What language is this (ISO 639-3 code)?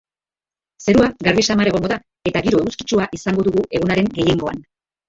eus